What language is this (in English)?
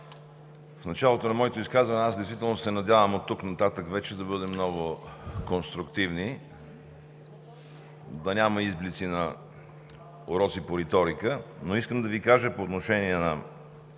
Bulgarian